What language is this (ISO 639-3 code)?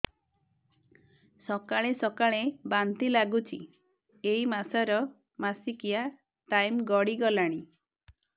ori